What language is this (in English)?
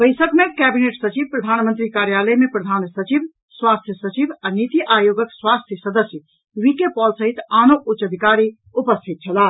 Maithili